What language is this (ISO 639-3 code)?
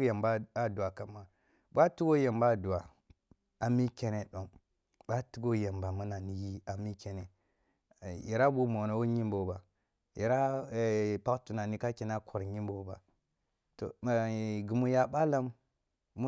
bbu